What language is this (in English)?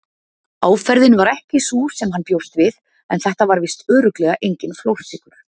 Icelandic